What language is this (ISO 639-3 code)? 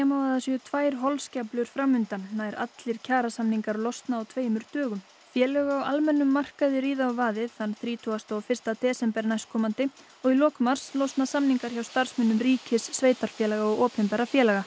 isl